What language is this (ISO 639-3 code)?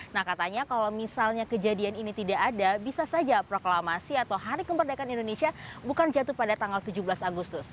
ind